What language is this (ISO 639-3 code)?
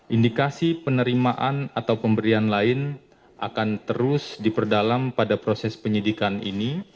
ind